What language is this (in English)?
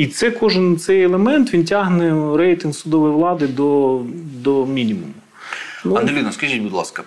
Ukrainian